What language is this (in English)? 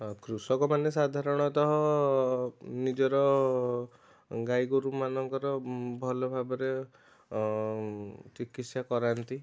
Odia